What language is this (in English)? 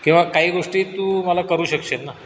Marathi